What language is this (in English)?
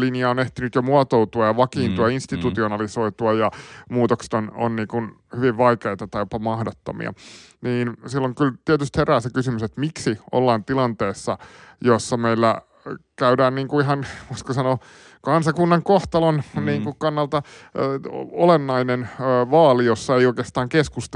Finnish